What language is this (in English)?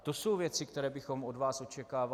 Czech